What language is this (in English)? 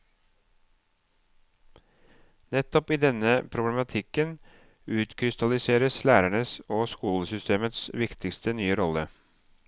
Norwegian